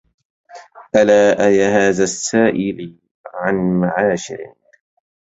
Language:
Arabic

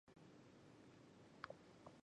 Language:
Chinese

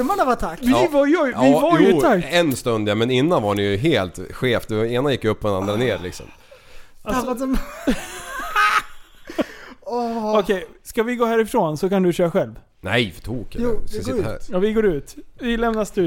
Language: Swedish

